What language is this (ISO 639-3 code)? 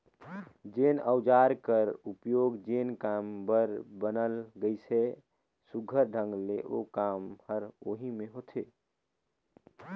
hne